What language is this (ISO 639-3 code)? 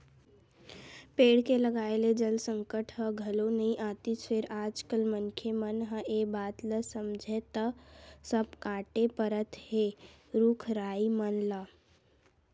hne